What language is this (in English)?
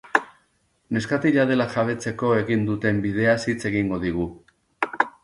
Basque